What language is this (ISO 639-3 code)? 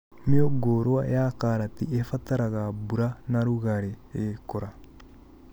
kik